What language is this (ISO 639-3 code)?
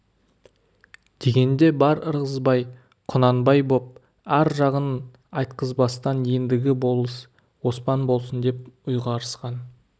kaz